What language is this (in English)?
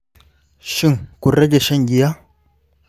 Hausa